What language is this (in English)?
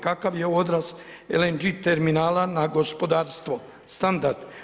Croatian